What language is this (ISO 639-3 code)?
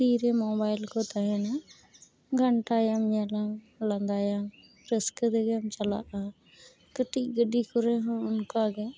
sat